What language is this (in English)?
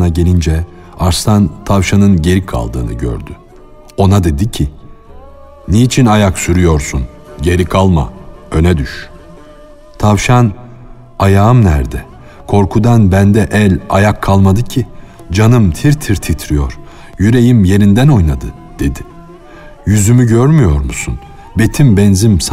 Turkish